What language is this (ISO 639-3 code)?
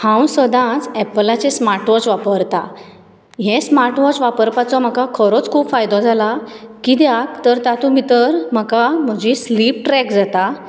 kok